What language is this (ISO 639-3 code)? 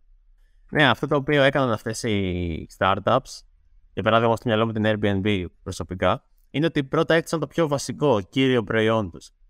ell